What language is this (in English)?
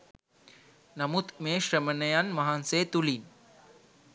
Sinhala